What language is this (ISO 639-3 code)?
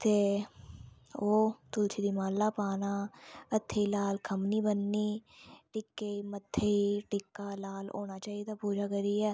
doi